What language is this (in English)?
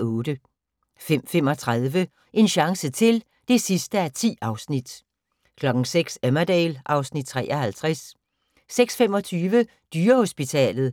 Danish